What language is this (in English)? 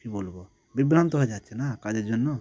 Bangla